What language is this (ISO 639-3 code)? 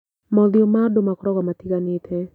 kik